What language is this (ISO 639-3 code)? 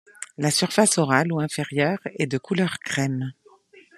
fra